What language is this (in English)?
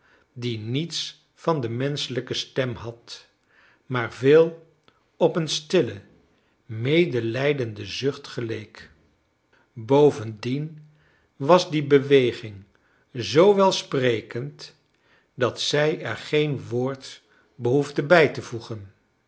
Dutch